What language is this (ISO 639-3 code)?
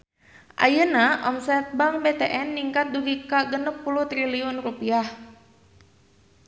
sun